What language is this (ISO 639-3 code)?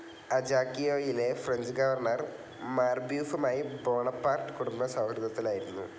mal